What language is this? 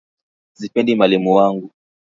Swahili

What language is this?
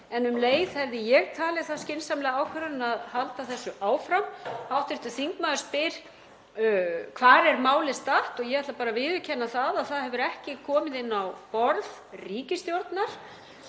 Icelandic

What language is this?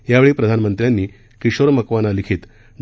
Marathi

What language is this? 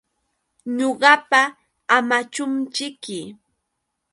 Yauyos Quechua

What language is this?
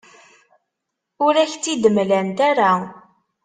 Kabyle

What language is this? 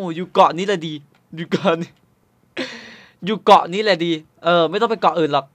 Thai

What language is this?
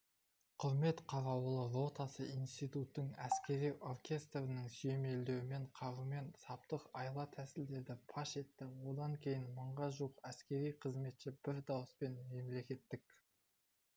Kazakh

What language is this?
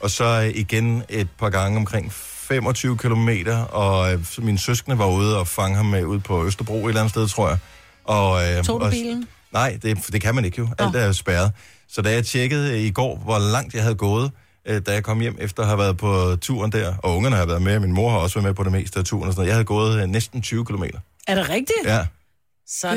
Danish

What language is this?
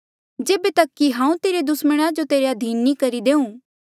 Mandeali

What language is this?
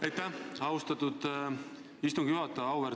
Estonian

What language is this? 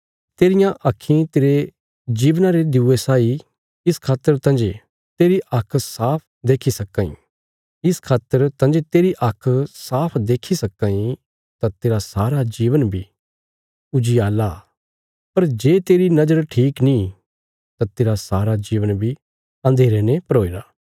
Bilaspuri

